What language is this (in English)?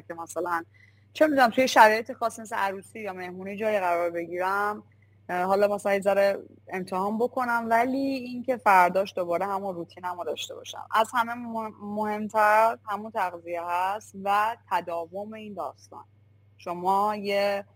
Persian